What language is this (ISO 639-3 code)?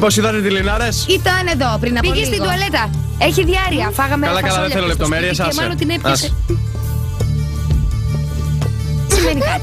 ell